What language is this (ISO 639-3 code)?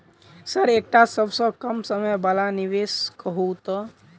mai